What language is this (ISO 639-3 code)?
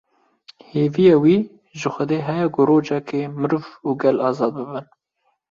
kur